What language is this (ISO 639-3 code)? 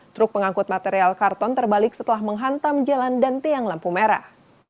ind